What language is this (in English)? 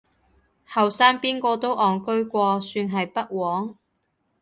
Cantonese